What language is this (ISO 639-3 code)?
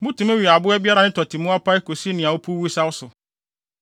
aka